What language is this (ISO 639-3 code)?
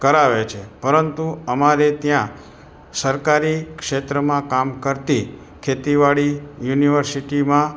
guj